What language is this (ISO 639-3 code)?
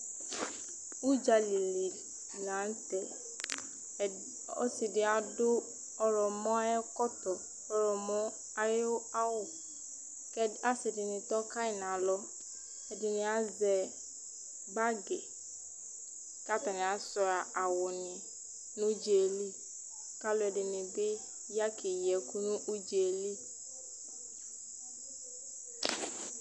kpo